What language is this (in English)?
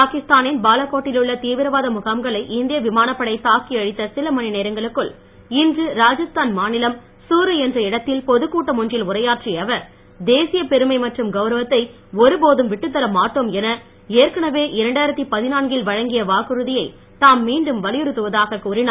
Tamil